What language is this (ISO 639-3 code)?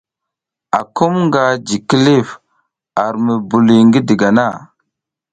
giz